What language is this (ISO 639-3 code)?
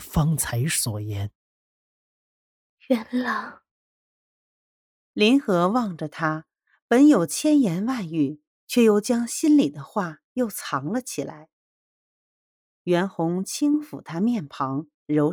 zho